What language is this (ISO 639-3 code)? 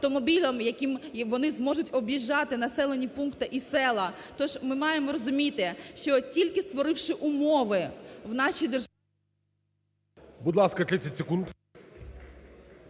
ukr